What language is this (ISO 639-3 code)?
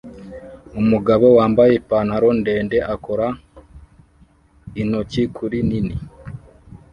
kin